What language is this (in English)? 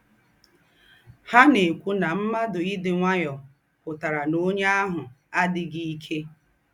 Igbo